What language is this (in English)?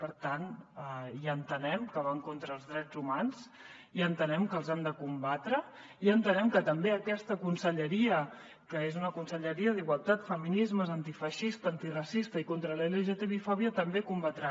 Catalan